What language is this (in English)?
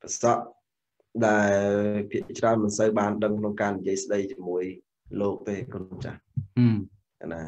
Thai